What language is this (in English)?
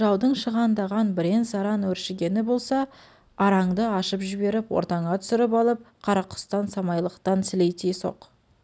Kazakh